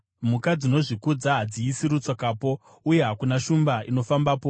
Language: Shona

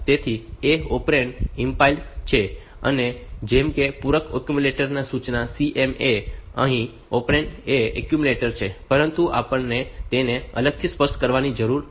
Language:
Gujarati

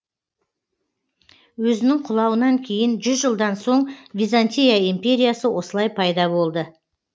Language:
Kazakh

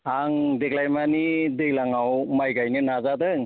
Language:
Bodo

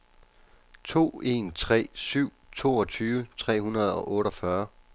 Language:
Danish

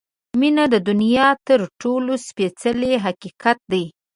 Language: Pashto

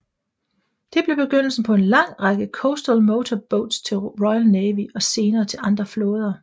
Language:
Danish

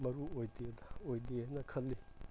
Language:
Manipuri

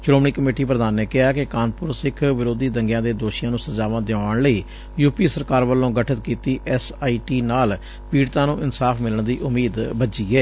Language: Punjabi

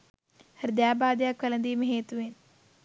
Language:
Sinhala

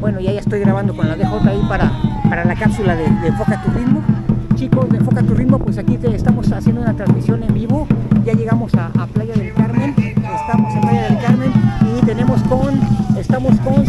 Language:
Spanish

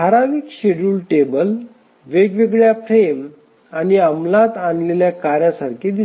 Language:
Marathi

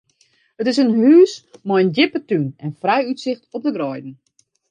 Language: Western Frisian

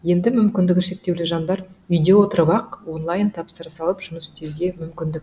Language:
Kazakh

